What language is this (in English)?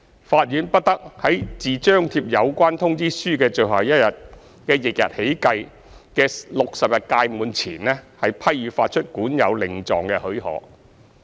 Cantonese